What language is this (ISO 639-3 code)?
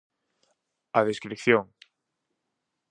glg